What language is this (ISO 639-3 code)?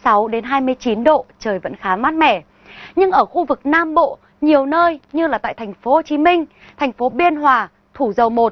vie